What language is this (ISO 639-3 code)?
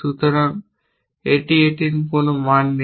ben